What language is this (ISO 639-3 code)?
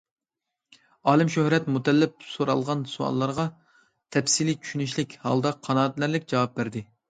uig